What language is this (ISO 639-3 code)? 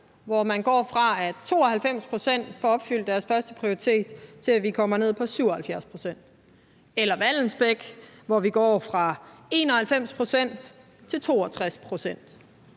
dan